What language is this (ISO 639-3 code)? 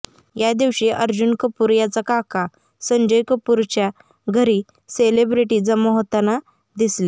mar